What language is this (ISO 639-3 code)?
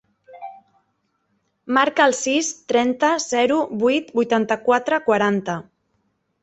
cat